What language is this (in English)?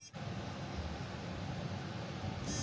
Maithili